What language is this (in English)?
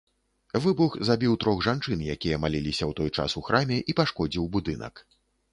Belarusian